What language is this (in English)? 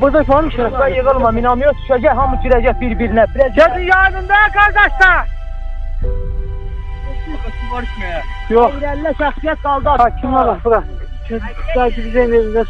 Turkish